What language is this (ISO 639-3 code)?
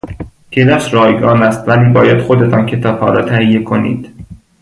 fas